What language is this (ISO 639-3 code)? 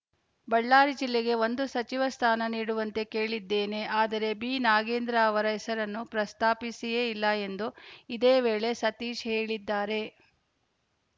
kan